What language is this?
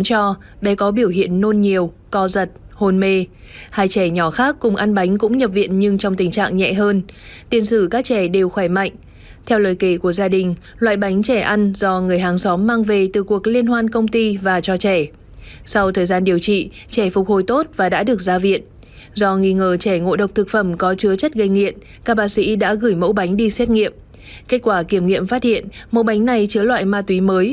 Vietnamese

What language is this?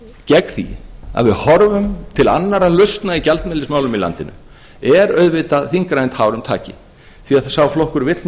Icelandic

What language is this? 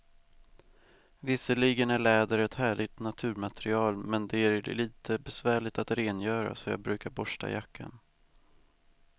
Swedish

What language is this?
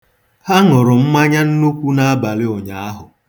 Igbo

